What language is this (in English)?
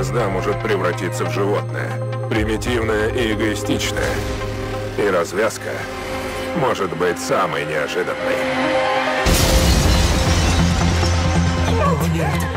Russian